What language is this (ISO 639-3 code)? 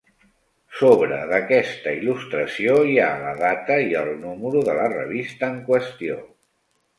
cat